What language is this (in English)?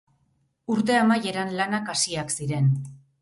Basque